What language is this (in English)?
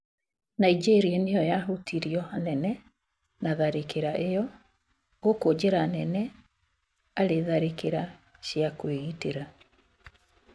Kikuyu